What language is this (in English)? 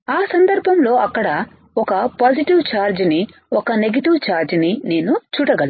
Telugu